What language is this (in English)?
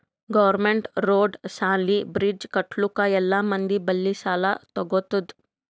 Kannada